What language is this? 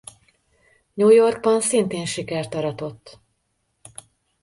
Hungarian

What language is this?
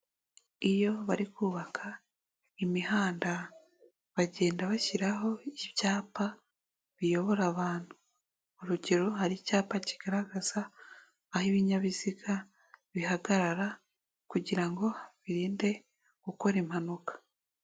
Kinyarwanda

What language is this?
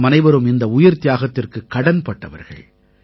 Tamil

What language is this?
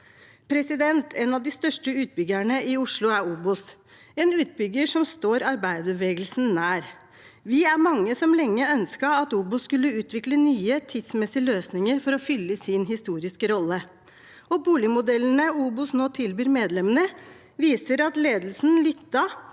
Norwegian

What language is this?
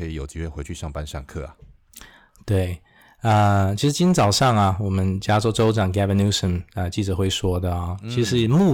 Chinese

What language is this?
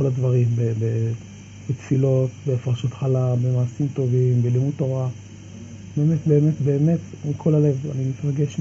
Hebrew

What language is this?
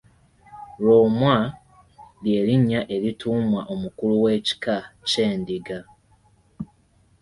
Ganda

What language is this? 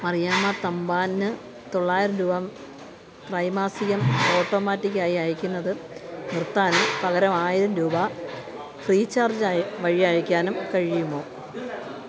Malayalam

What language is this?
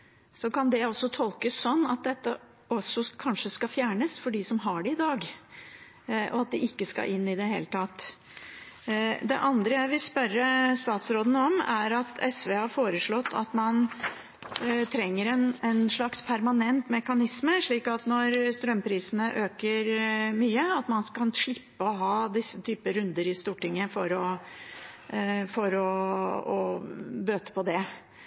Norwegian Bokmål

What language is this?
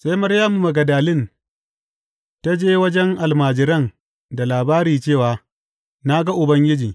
Hausa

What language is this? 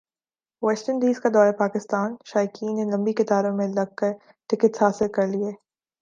Urdu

